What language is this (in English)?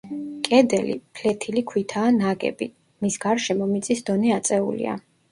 Georgian